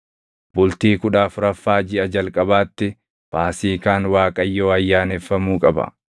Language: Oromo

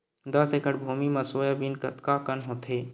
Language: Chhattisgarhi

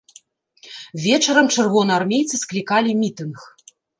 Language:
Belarusian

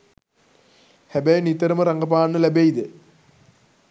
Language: Sinhala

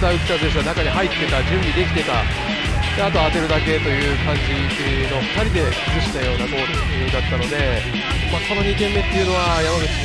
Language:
Japanese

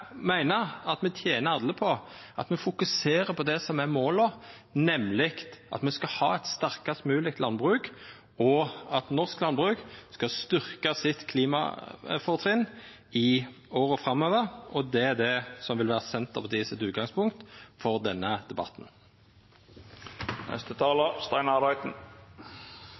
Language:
Norwegian Nynorsk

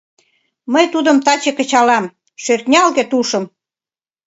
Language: Mari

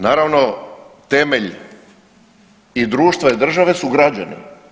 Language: Croatian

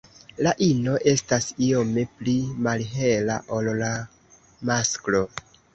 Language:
Esperanto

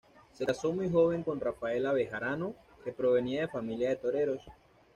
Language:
Spanish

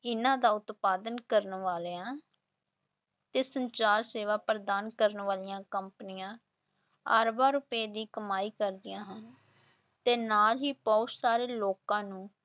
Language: Punjabi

